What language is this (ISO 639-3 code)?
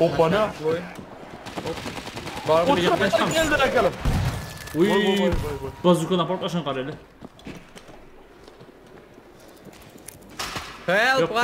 tur